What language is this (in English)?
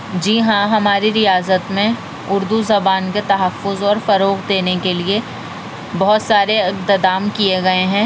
Urdu